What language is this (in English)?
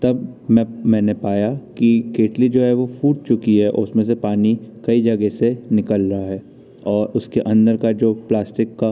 Hindi